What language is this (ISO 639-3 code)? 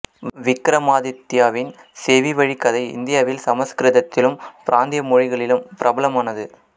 tam